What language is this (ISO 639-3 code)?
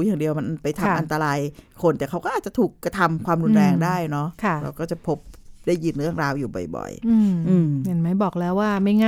tha